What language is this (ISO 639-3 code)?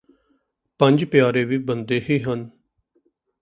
pan